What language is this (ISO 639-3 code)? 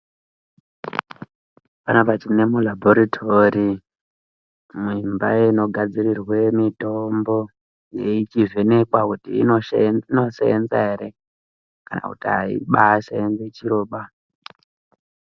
ndc